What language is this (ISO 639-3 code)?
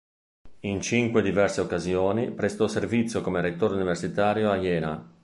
ita